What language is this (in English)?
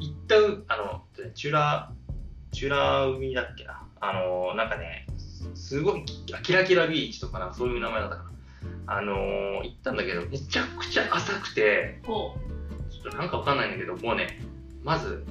Japanese